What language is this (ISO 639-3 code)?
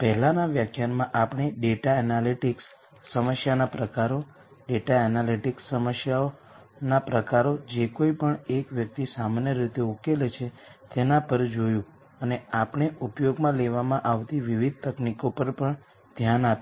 guj